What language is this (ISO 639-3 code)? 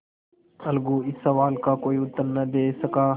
hin